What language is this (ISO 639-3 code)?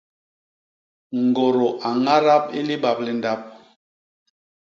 bas